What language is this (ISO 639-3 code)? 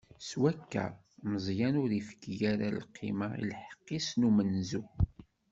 kab